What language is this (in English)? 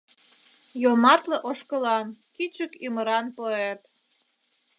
Mari